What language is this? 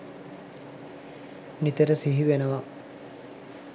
Sinhala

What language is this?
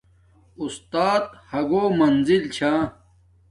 Domaaki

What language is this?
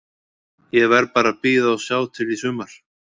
Icelandic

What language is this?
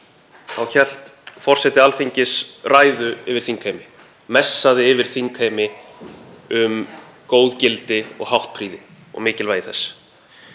Icelandic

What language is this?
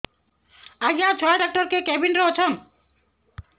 Odia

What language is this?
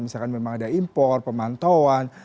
Indonesian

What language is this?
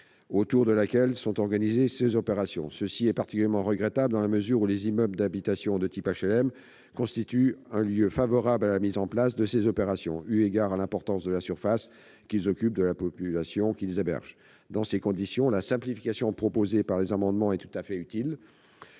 French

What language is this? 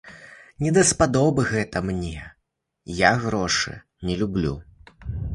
Belarusian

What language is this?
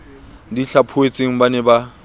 Southern Sotho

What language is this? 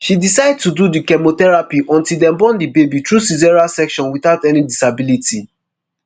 Nigerian Pidgin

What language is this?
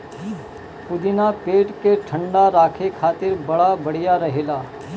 Bhojpuri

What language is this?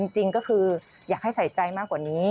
Thai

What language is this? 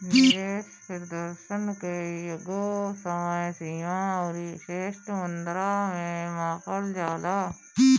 Bhojpuri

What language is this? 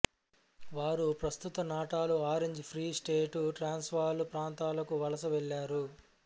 Telugu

